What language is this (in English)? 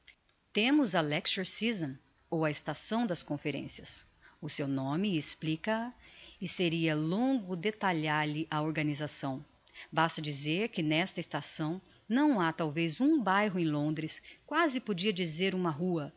Portuguese